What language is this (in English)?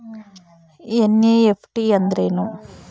Kannada